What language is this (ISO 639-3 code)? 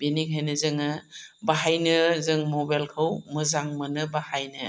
brx